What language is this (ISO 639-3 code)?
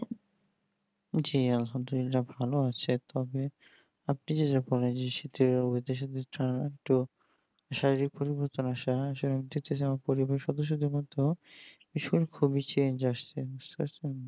ben